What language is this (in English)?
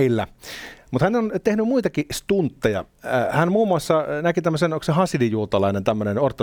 Finnish